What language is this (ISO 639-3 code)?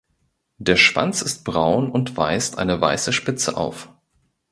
deu